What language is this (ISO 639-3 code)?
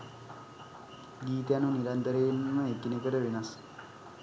sin